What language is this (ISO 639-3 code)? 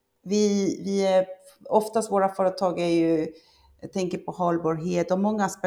swe